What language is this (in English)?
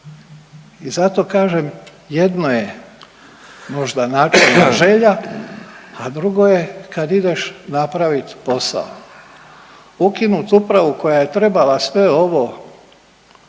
Croatian